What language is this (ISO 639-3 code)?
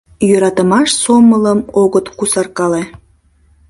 chm